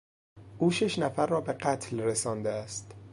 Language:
Persian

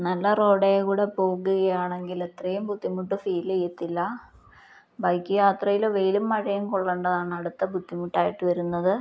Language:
Malayalam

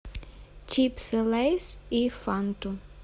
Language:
Russian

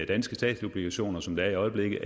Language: Danish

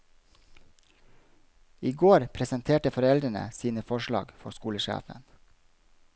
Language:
Norwegian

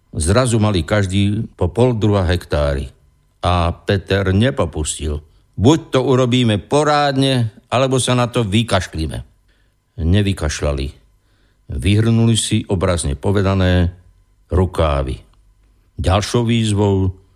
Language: Slovak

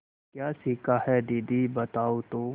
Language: Hindi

